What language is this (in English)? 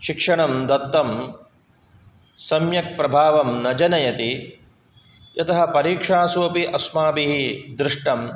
Sanskrit